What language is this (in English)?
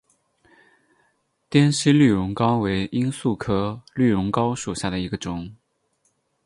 Chinese